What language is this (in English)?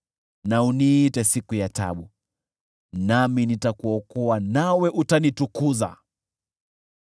Swahili